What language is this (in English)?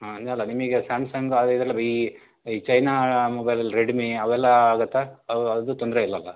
Kannada